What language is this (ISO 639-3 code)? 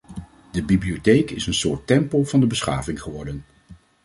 nld